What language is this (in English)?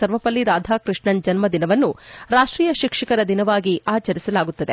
Kannada